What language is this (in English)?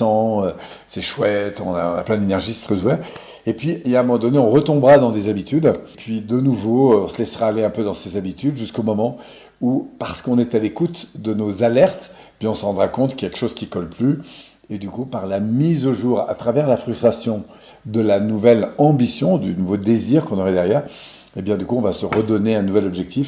French